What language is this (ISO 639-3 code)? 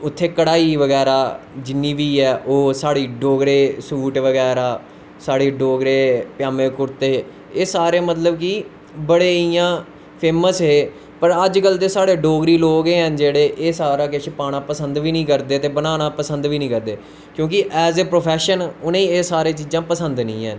doi